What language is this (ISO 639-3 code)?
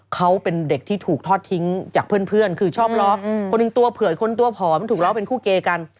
tha